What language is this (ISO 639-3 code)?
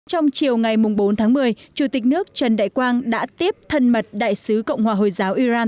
vie